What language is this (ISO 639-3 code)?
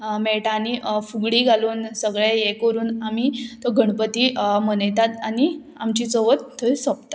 kok